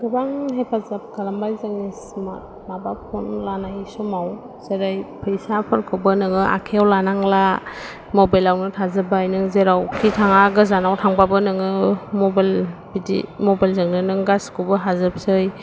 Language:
Bodo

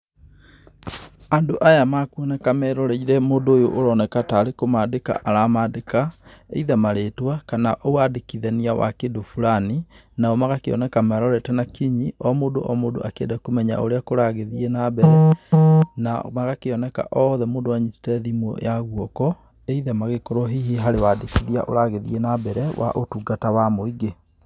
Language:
Kikuyu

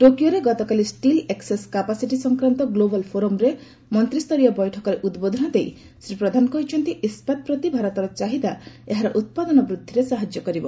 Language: Odia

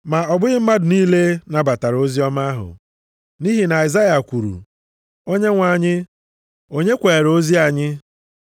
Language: Igbo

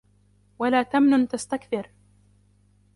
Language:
Arabic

